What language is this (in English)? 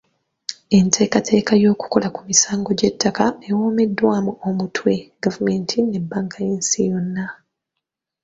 Ganda